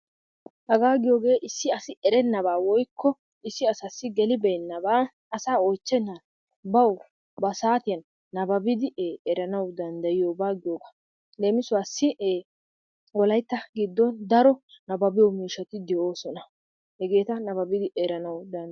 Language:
Wolaytta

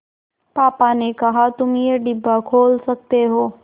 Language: Hindi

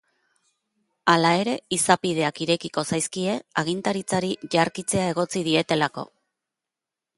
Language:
Basque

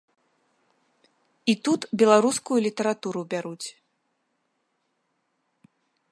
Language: Belarusian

